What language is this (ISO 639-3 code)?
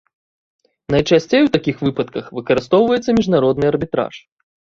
bel